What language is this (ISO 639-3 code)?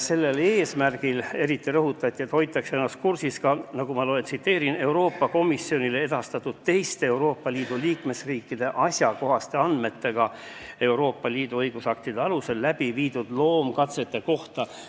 est